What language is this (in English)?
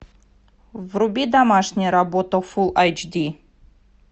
Russian